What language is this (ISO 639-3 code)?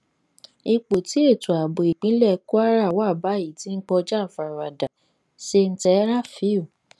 yor